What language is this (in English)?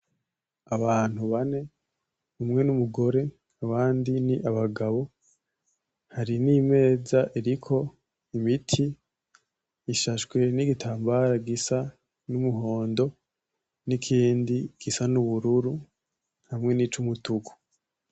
Rundi